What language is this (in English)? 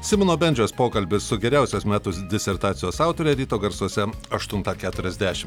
Lithuanian